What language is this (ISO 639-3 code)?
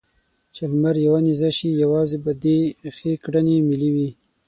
pus